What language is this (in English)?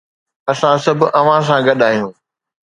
Sindhi